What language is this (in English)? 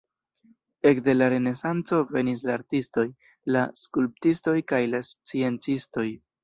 Esperanto